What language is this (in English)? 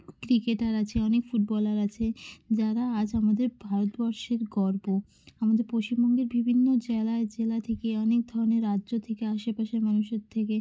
Bangla